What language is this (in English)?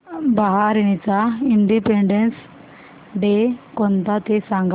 Marathi